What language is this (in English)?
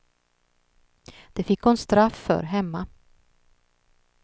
Swedish